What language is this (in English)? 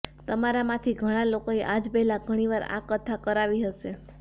Gujarati